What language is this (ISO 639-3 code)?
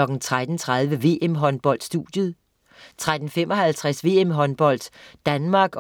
dan